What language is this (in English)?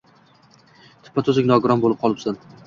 Uzbek